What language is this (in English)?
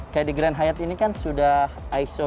Indonesian